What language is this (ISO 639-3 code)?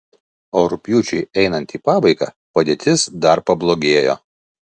lit